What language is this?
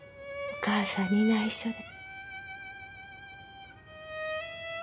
Japanese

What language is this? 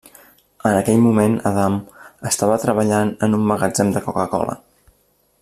Catalan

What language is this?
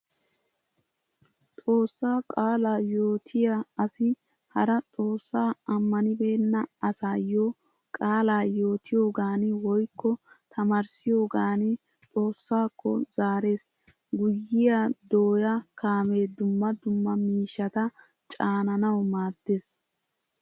Wolaytta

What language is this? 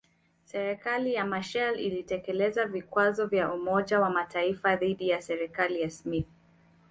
Swahili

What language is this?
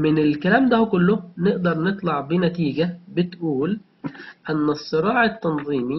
Arabic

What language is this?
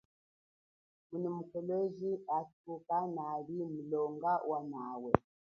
Chokwe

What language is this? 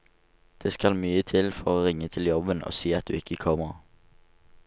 Norwegian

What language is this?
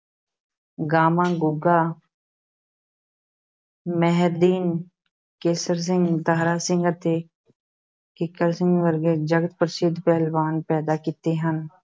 Punjabi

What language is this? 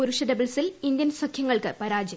Malayalam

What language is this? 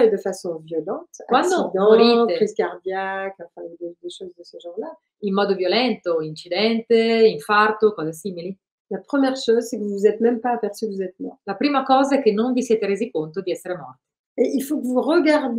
Italian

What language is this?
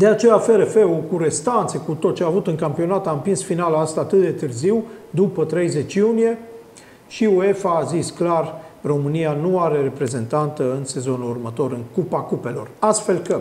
Romanian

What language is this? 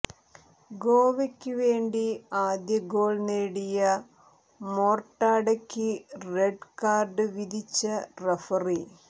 Malayalam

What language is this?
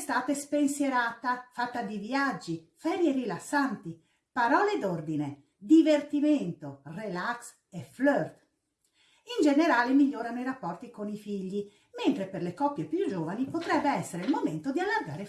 Italian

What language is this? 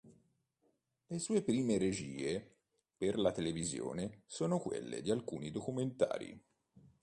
Italian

